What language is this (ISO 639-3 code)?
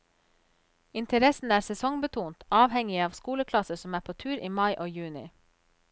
nor